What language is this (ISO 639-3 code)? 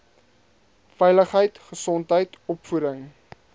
afr